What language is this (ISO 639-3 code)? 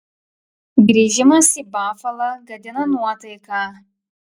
lit